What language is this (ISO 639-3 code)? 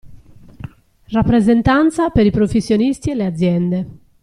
ita